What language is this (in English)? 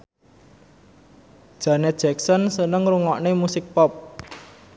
Javanese